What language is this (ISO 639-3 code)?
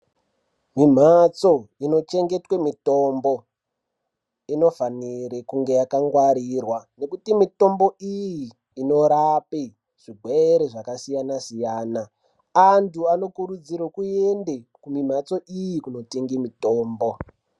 ndc